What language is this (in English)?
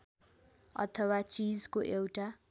Nepali